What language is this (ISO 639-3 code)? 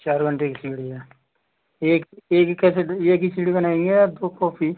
hin